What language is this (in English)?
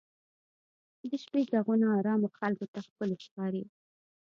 Pashto